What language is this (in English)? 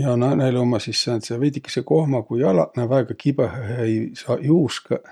Võro